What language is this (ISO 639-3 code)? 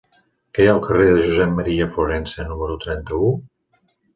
cat